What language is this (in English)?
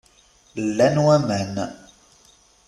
Kabyle